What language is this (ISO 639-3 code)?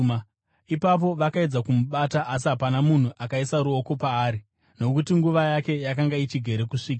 sna